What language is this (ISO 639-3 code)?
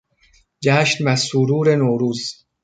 fas